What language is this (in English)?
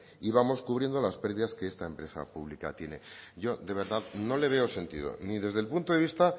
Spanish